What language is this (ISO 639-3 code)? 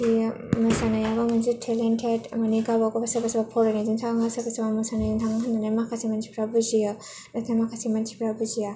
brx